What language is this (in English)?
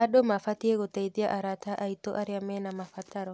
Kikuyu